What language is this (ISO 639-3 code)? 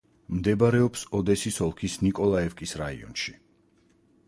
kat